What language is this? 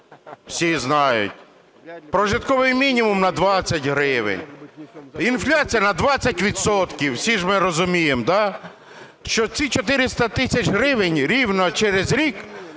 Ukrainian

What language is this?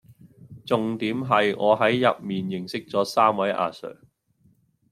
Cantonese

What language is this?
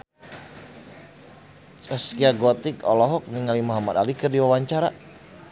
Sundanese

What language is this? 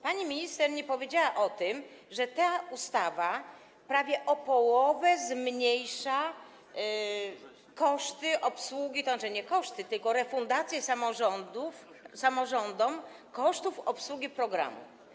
Polish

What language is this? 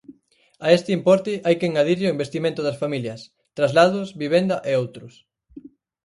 Galician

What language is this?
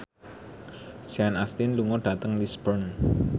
Javanese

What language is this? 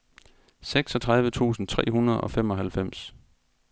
Danish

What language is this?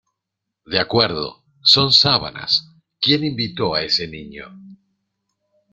Spanish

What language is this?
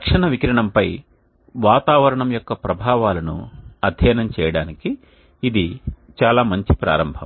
Telugu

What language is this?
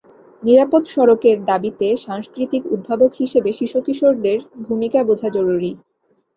Bangla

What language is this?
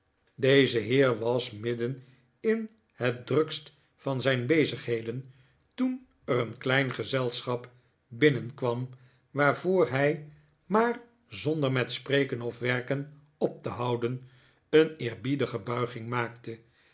Dutch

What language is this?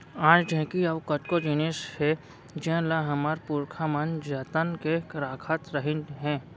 Chhattisgarhi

